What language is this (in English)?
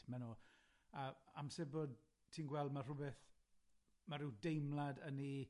Welsh